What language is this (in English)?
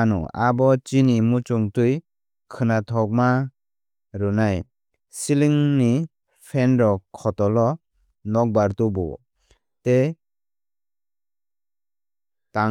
Kok Borok